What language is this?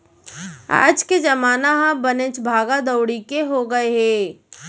Chhattisgarhi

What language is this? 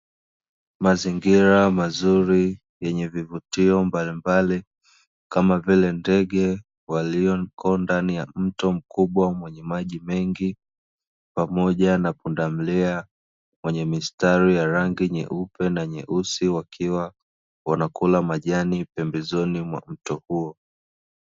Swahili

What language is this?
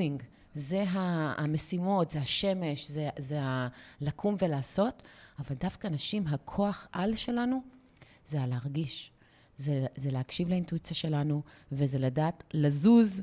Hebrew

